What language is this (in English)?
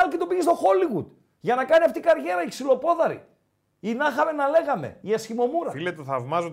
Greek